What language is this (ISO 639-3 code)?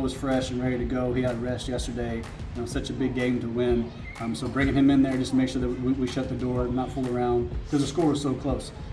eng